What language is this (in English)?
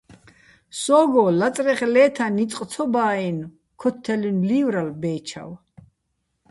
Bats